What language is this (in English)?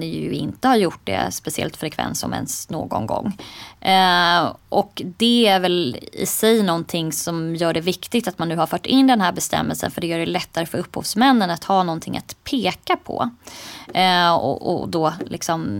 Swedish